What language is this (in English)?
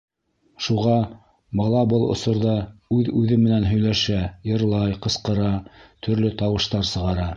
Bashkir